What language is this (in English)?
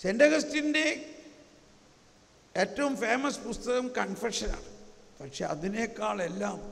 Malayalam